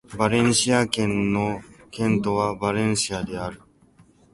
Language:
Japanese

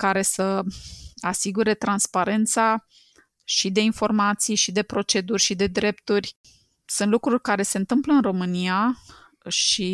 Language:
Romanian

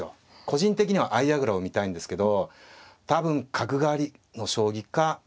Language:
Japanese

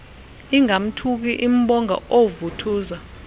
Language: Xhosa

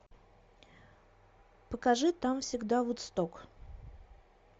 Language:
Russian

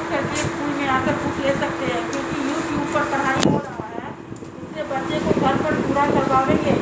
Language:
Russian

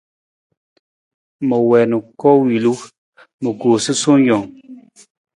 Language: Nawdm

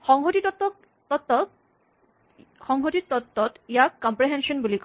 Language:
Assamese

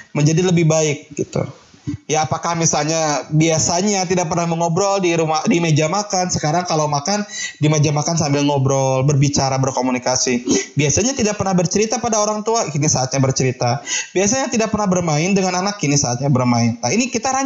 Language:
Indonesian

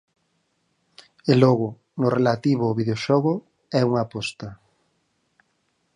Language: Galician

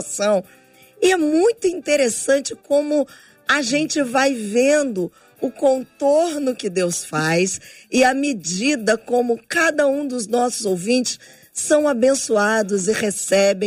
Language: Portuguese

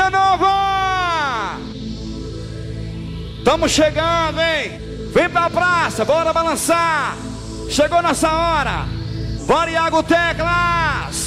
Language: Portuguese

